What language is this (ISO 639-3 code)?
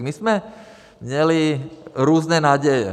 ces